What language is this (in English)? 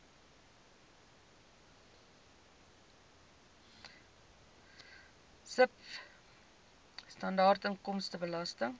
Afrikaans